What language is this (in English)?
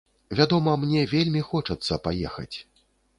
Belarusian